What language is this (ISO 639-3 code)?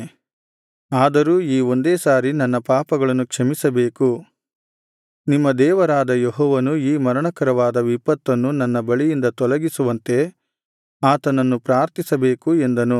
kan